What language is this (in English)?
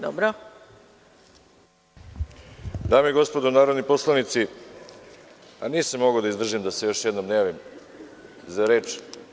Serbian